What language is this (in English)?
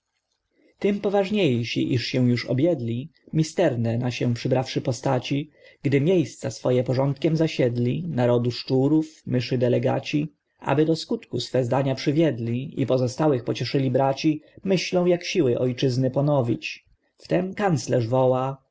Polish